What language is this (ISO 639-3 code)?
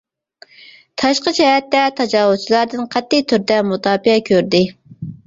uig